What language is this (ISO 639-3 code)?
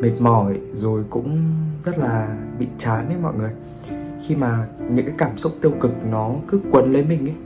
vie